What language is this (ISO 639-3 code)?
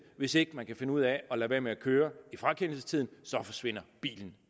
dan